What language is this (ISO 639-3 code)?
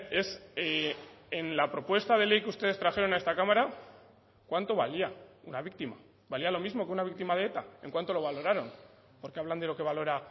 spa